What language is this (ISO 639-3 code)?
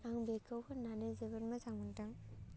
brx